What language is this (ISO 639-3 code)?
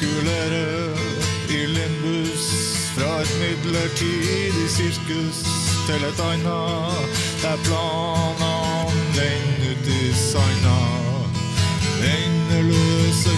nor